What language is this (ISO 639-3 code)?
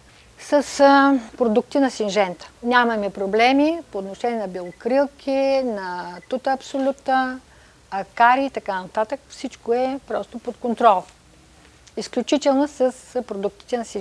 bul